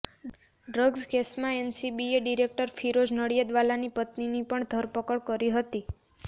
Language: Gujarati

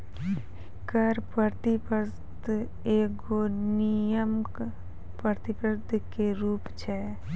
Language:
Maithili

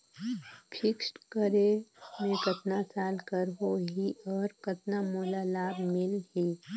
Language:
Chhattisgarhi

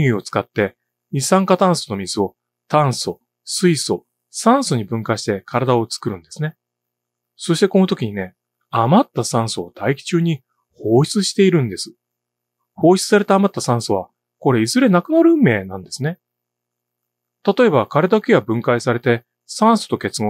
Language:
Japanese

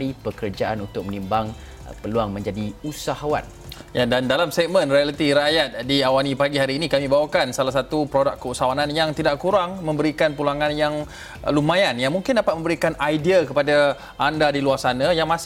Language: Malay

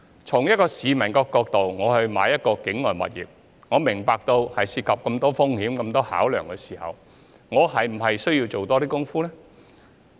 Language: Cantonese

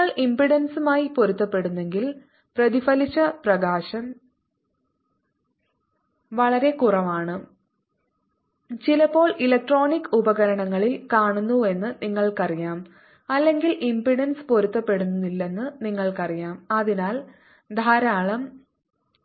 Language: Malayalam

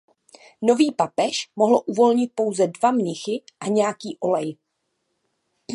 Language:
Czech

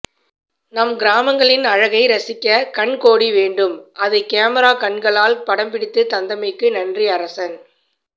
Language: Tamil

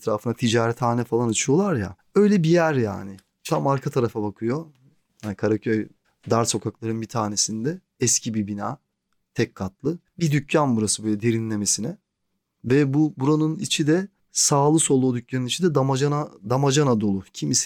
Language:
Turkish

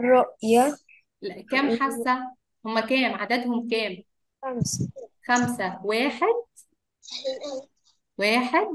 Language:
Arabic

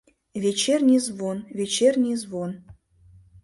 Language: Mari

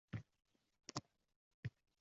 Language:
Uzbek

